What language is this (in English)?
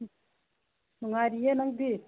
Manipuri